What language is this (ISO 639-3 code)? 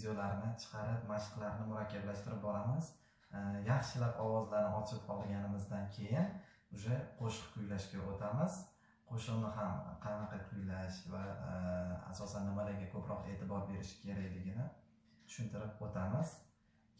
uzb